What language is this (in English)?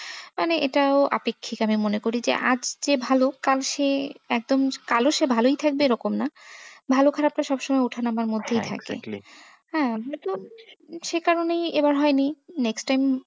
Bangla